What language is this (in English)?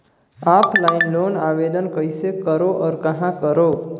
Chhattisgarhi